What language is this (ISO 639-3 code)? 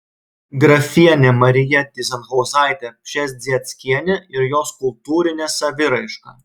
lit